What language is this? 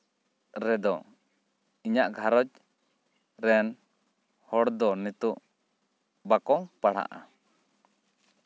Santali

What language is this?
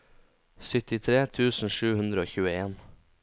Norwegian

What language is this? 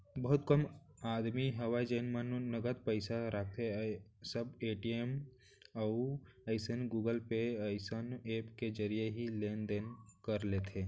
Chhattisgarhi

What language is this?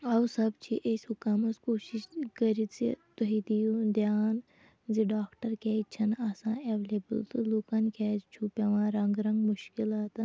Kashmiri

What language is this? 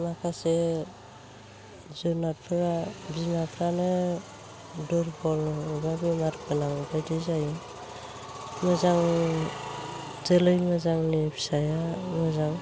Bodo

